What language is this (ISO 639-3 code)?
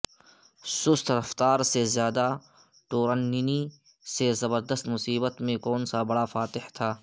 urd